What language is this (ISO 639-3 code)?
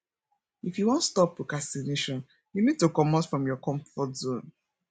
pcm